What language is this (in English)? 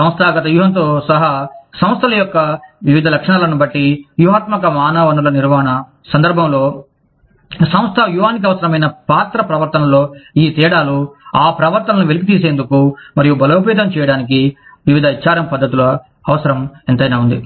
Telugu